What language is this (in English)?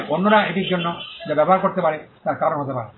Bangla